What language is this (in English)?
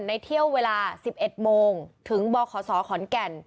Thai